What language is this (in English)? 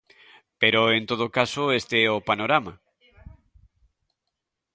Galician